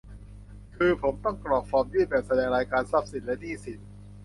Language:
Thai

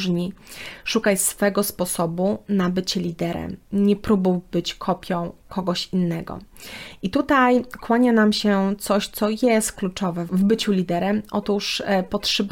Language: Polish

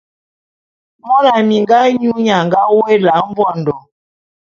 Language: Bulu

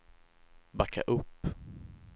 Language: Swedish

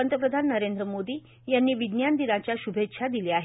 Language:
Marathi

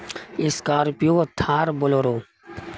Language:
Urdu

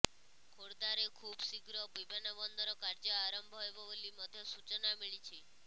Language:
Odia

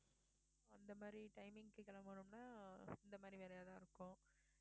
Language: Tamil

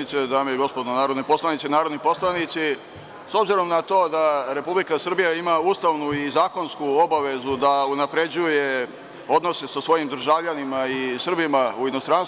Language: Serbian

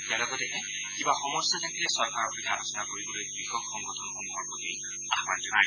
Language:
Assamese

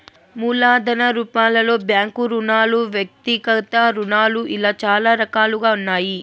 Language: Telugu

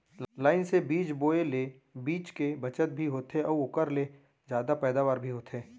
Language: Chhattisgarhi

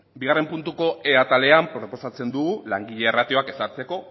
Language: Basque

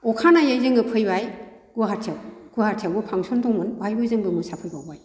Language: Bodo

